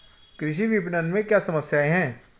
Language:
Hindi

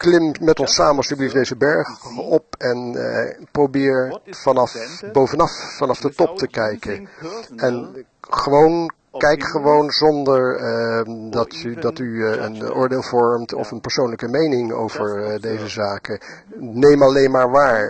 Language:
Dutch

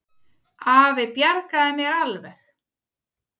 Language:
Icelandic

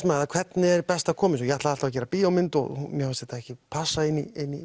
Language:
Icelandic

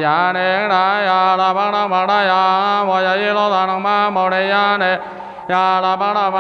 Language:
Vietnamese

